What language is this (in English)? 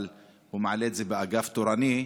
Hebrew